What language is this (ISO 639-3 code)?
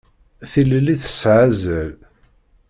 kab